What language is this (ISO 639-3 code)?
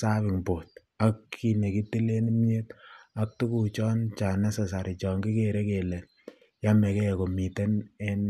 kln